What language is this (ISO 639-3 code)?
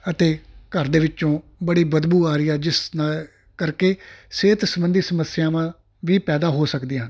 pan